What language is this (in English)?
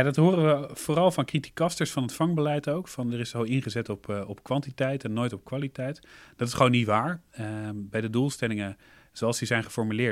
Dutch